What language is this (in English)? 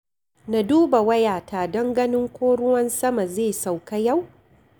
Hausa